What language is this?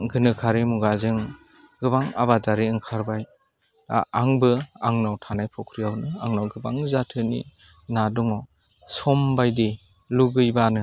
Bodo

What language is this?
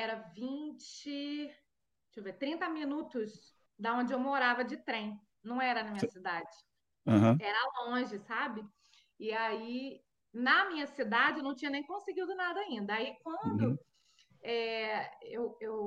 Portuguese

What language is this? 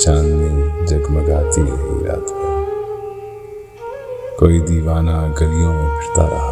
Urdu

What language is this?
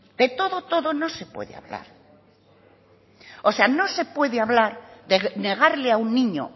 Spanish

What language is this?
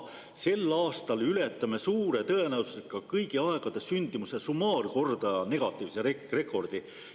Estonian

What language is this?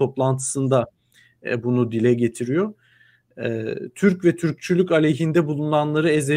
Turkish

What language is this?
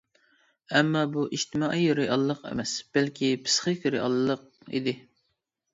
Uyghur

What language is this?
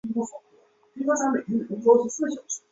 Chinese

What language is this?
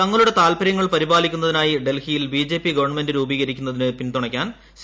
Malayalam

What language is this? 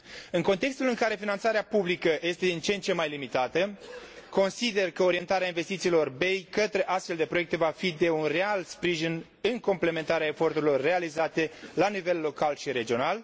Romanian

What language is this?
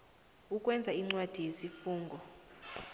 South Ndebele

